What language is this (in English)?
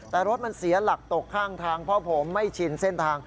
Thai